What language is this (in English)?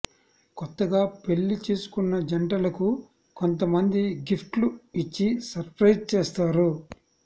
Telugu